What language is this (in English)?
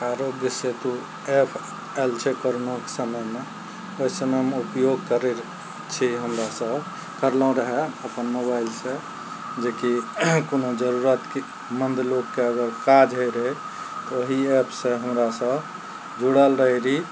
Maithili